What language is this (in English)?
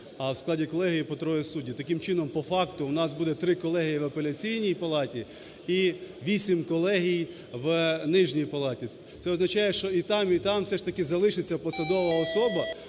Ukrainian